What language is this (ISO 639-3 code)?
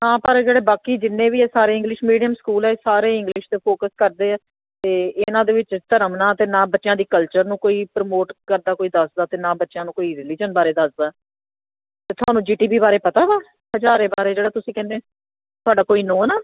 pan